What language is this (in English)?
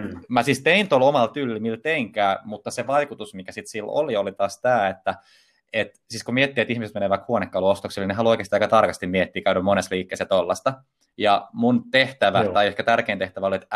Finnish